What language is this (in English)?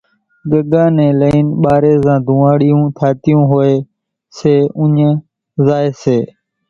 Kachi Koli